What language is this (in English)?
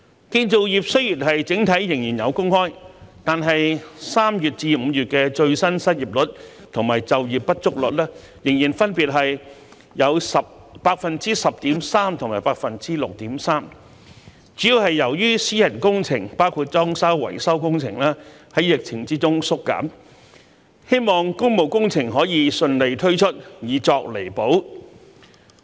Cantonese